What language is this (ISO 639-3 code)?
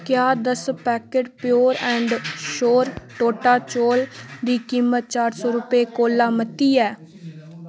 doi